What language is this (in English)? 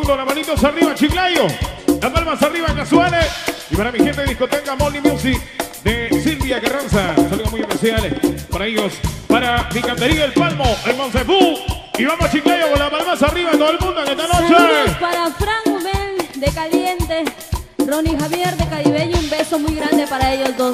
Spanish